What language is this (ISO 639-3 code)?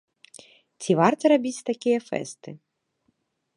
bel